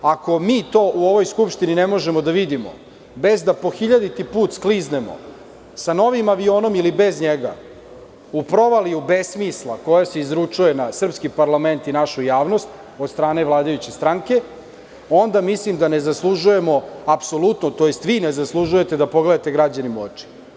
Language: Serbian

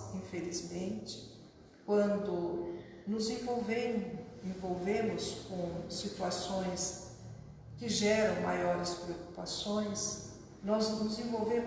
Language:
Portuguese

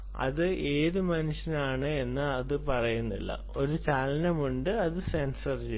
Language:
Malayalam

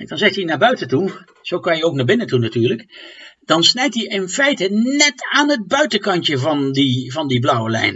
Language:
Dutch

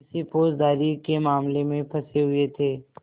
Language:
Hindi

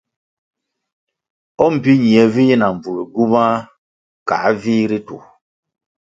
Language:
Kwasio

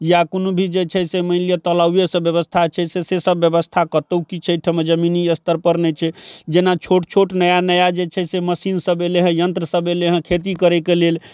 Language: Maithili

